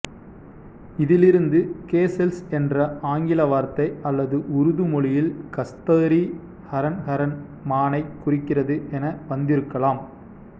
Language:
Tamil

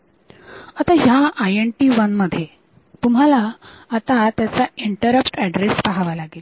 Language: Marathi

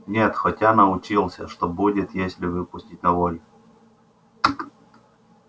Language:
Russian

